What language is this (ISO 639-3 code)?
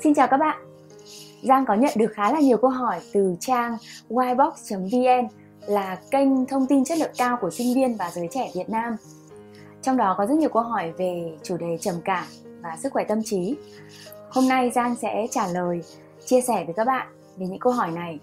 vie